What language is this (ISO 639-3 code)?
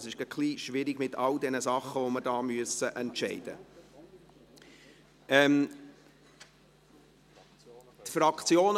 gsw